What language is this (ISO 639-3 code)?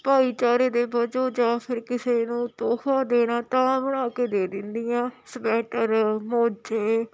pan